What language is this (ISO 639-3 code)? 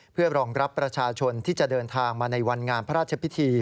tha